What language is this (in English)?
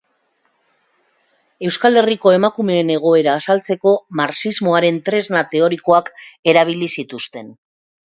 Basque